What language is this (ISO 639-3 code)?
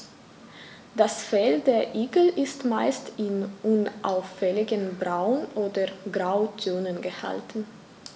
deu